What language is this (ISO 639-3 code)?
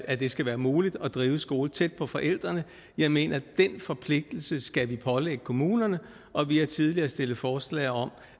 dan